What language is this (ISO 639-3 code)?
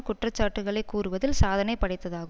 tam